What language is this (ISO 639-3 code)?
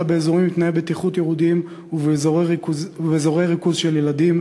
heb